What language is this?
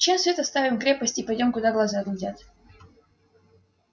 Russian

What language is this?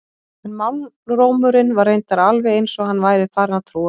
Icelandic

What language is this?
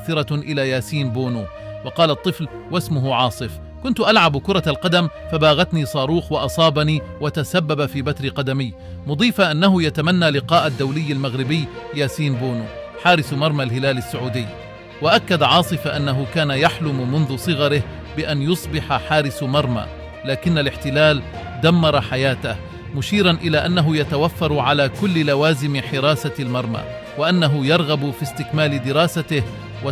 Arabic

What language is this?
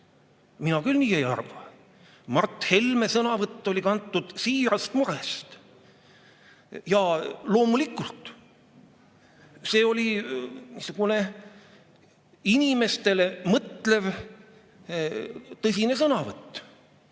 Estonian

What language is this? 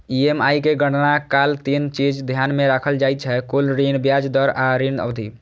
Maithili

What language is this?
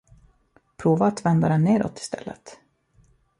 Swedish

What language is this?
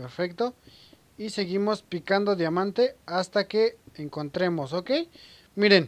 Spanish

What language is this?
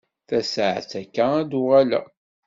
Kabyle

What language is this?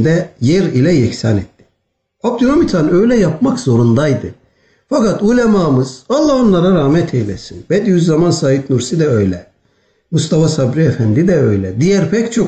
Turkish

